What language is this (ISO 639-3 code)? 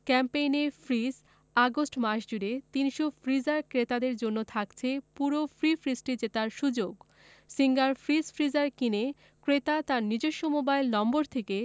ben